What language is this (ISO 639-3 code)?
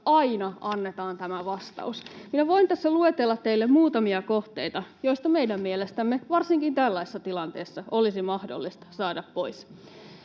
fin